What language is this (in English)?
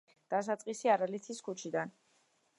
Georgian